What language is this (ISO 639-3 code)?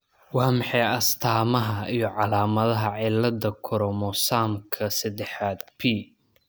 som